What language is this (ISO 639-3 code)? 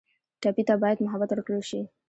pus